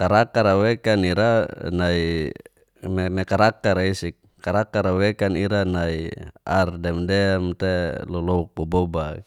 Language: Geser-Gorom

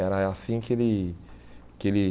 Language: Portuguese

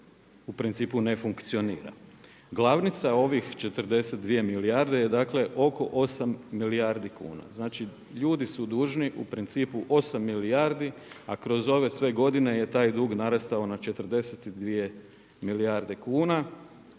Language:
Croatian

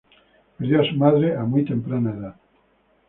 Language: Spanish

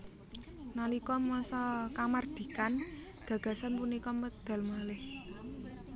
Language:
Javanese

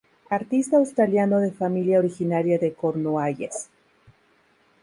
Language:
Spanish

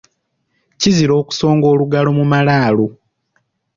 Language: Ganda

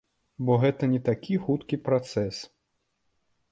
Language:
Belarusian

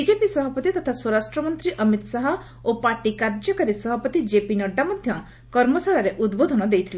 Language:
Odia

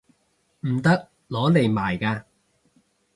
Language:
Cantonese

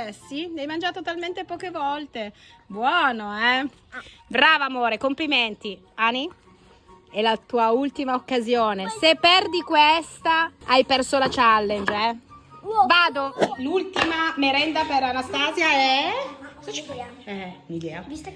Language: Italian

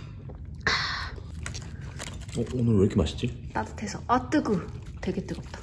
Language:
Korean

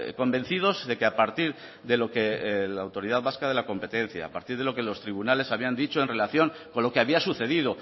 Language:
Spanish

